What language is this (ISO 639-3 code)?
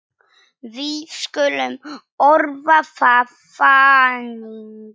isl